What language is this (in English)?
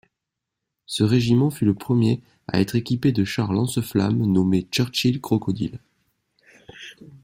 French